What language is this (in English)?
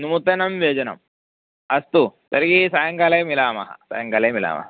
Sanskrit